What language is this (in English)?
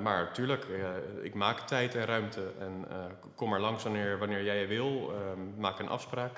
Dutch